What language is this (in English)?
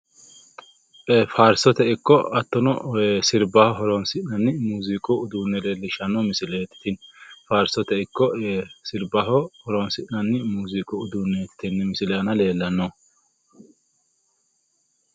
Sidamo